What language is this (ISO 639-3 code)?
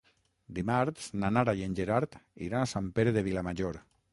cat